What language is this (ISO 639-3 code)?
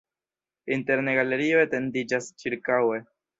epo